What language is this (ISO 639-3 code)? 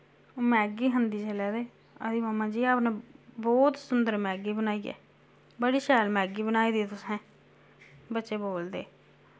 doi